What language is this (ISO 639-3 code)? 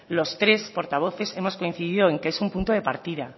spa